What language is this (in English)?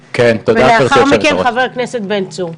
Hebrew